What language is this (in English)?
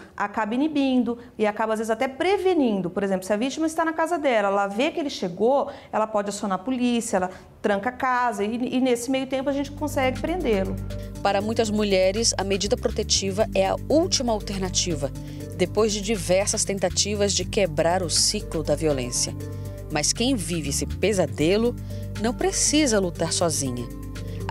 Portuguese